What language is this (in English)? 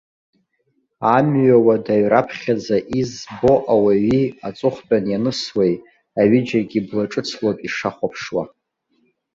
Abkhazian